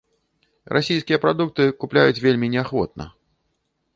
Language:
Belarusian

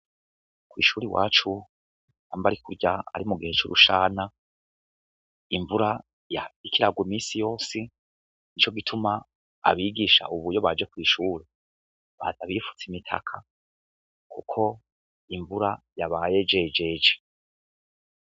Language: Rundi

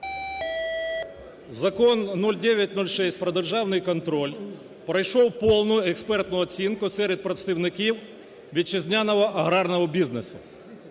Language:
Ukrainian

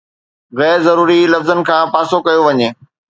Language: Sindhi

